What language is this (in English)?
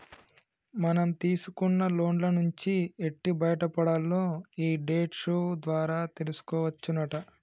Telugu